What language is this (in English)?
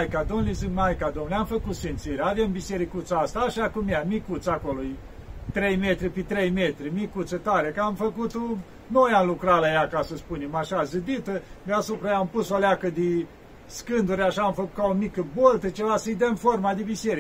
Romanian